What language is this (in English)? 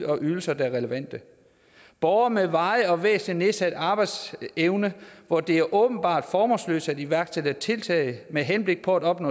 Danish